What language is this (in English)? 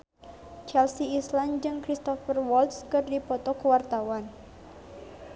Sundanese